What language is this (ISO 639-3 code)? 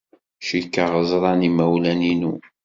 kab